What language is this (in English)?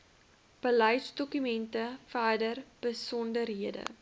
Afrikaans